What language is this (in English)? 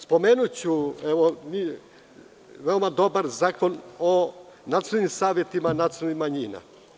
Serbian